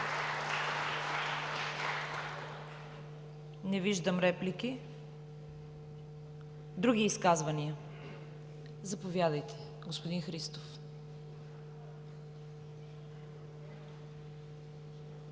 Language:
Bulgarian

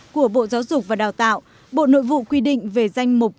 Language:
Vietnamese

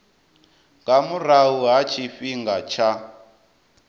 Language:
Venda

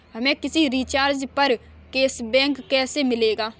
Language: Hindi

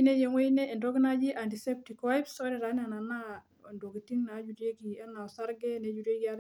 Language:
Masai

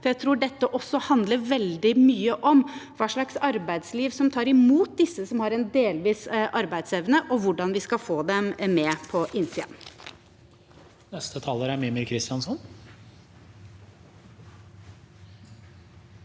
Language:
Norwegian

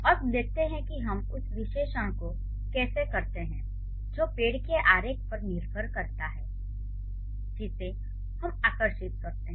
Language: Hindi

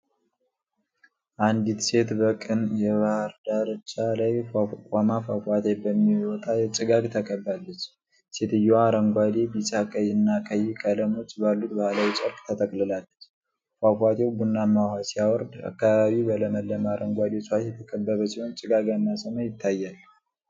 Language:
Amharic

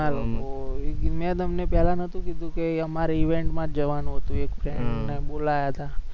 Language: Gujarati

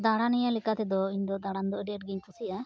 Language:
Santali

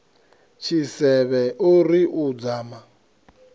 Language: Venda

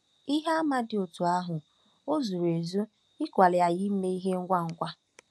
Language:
Igbo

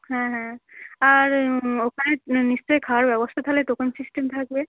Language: Bangla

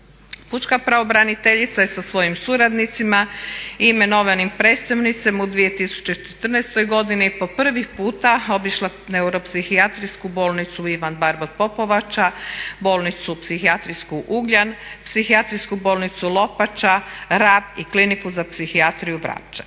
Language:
Croatian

